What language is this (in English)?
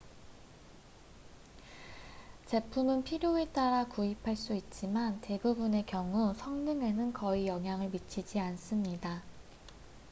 Korean